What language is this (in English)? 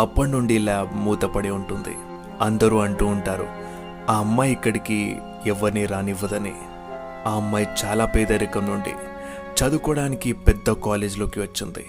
Telugu